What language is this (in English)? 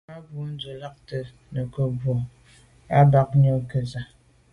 Medumba